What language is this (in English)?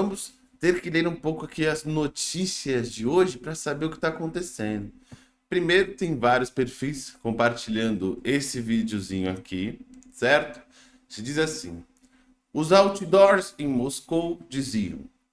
Portuguese